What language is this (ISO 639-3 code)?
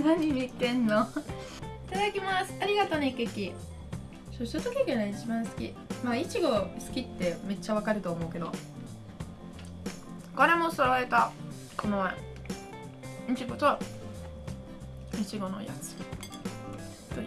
jpn